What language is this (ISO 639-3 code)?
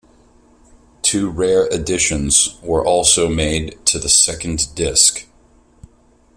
eng